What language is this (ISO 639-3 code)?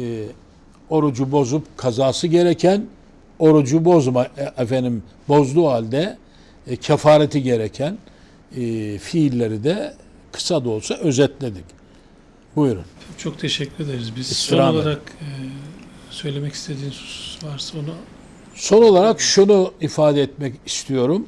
tur